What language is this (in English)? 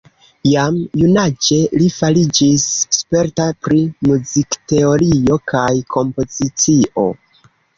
Esperanto